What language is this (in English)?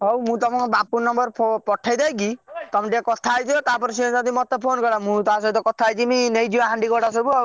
Odia